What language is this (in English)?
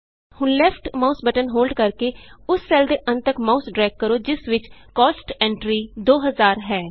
Punjabi